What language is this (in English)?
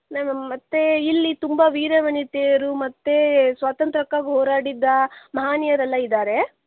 Kannada